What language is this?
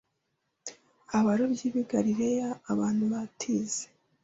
Kinyarwanda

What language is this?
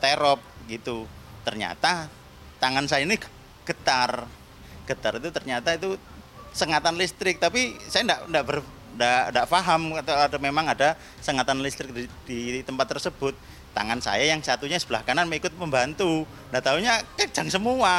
Indonesian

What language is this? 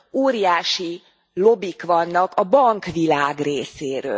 Hungarian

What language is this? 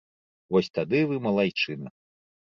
Belarusian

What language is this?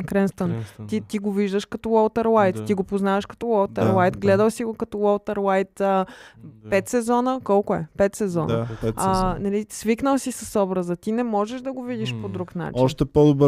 Bulgarian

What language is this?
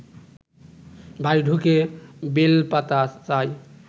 Bangla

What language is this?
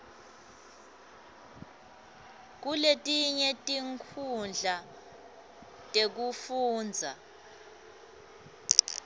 Swati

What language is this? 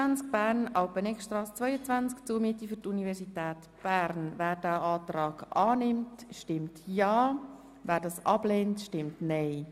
Swiss German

